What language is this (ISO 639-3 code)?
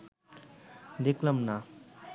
ben